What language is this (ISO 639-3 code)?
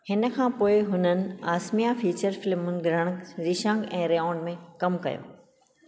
snd